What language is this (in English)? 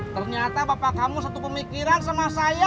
Indonesian